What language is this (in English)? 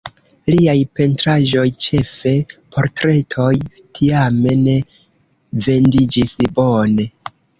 Esperanto